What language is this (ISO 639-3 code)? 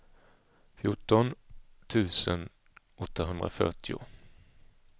swe